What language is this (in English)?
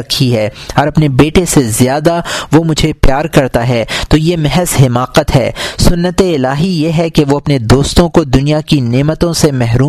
Urdu